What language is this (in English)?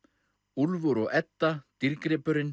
Icelandic